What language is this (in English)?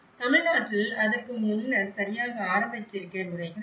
Tamil